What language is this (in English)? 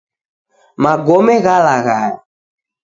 Taita